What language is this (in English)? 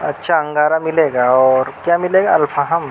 Urdu